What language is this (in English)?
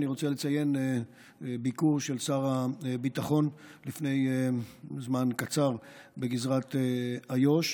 Hebrew